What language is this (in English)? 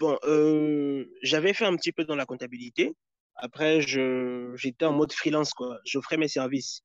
French